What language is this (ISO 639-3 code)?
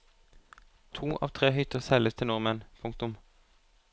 nor